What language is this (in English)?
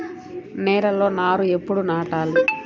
Telugu